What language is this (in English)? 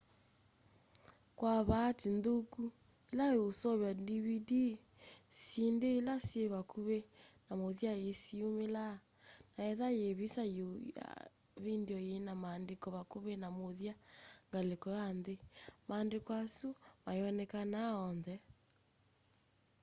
Kamba